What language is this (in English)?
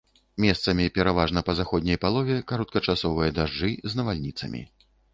Belarusian